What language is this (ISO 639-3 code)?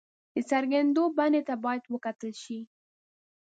pus